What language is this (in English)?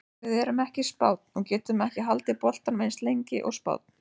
Icelandic